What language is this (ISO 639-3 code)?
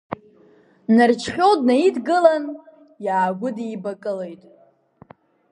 abk